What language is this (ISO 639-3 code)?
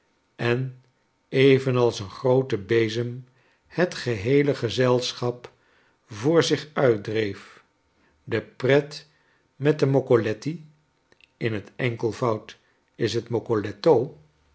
nld